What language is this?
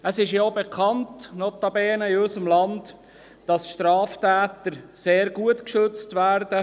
Swiss German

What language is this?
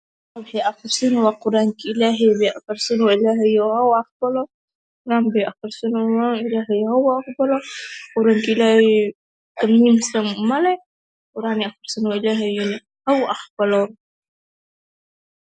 Somali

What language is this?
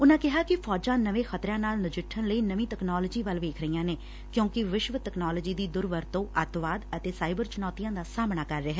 Punjabi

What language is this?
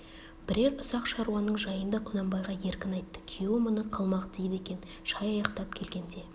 Kazakh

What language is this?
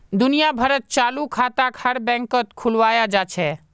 Magahi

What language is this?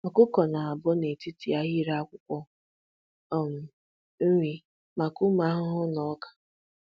Igbo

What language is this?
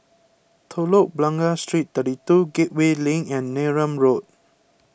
English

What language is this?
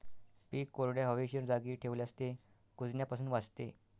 Marathi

